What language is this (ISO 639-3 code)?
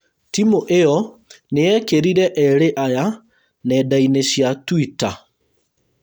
kik